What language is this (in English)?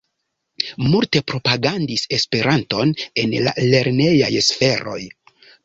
Esperanto